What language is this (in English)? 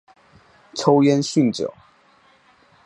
Chinese